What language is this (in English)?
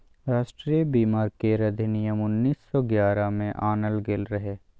Maithili